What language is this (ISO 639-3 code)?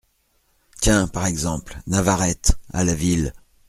fra